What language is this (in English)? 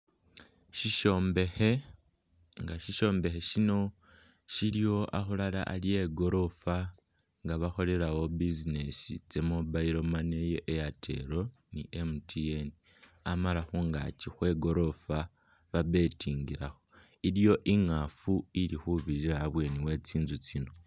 Masaaba